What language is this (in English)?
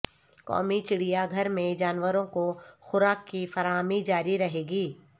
Urdu